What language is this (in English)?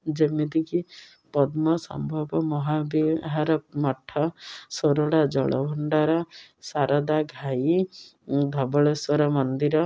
Odia